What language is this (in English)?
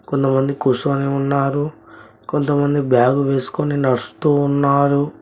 Telugu